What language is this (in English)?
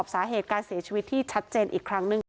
Thai